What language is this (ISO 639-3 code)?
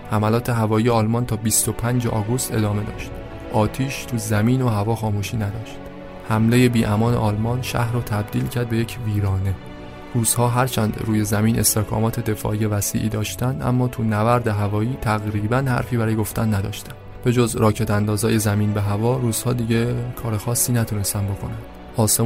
fas